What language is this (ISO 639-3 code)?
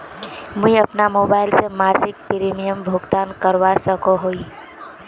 mag